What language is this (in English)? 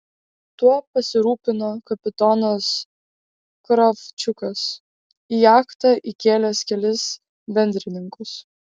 Lithuanian